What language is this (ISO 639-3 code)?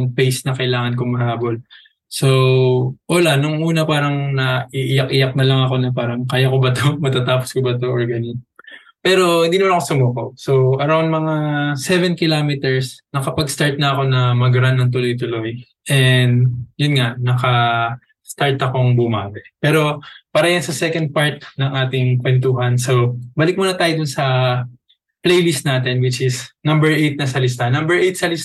fil